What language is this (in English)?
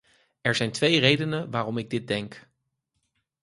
Dutch